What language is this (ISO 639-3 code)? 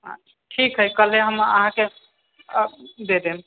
mai